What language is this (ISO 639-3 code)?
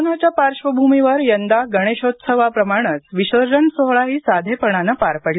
mar